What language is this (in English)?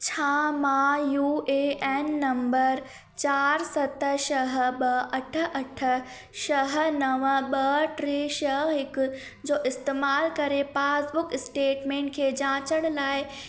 Sindhi